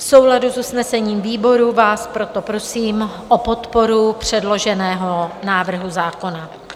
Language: Czech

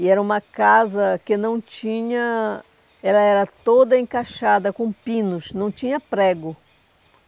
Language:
Portuguese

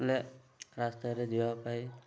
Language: Odia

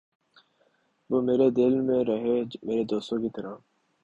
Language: Urdu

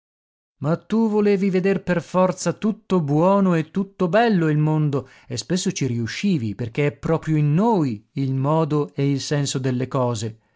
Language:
Italian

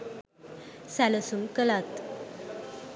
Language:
Sinhala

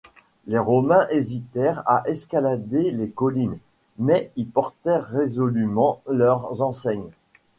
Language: French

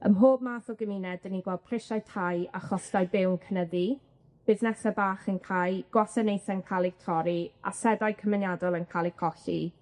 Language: Welsh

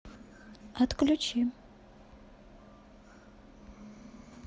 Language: Russian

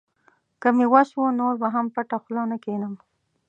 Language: Pashto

